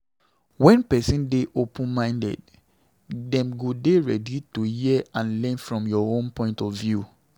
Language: Nigerian Pidgin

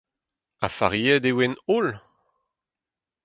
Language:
Breton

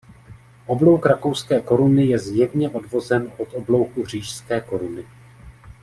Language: Czech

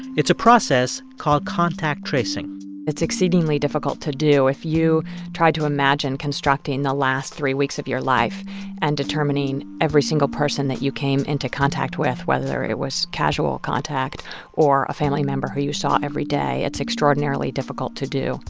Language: English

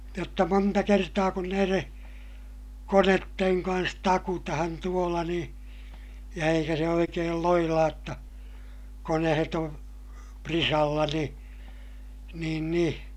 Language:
Finnish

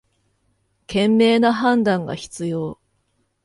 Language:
Japanese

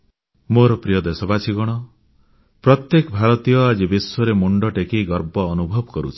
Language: Odia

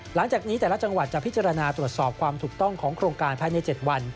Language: Thai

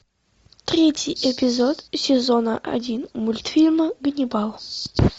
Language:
Russian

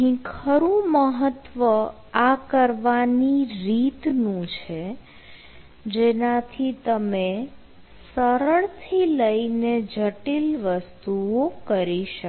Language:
Gujarati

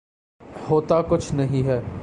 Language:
Urdu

